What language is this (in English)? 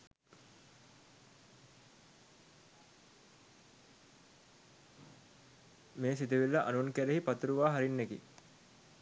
Sinhala